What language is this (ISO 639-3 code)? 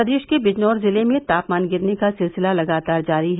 hin